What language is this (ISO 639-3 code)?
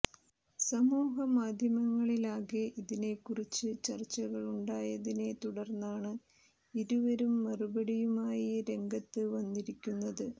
mal